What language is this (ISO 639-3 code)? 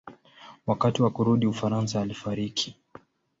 swa